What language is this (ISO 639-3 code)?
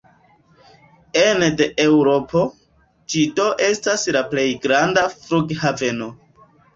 epo